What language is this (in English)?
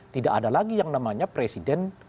Indonesian